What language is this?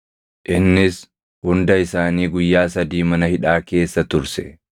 Oromo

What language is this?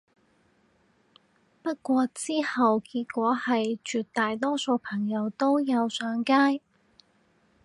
Cantonese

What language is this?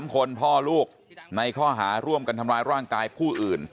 Thai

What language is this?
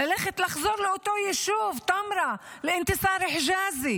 Hebrew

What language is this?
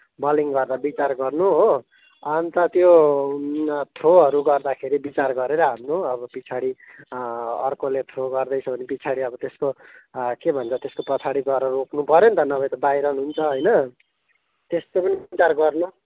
Nepali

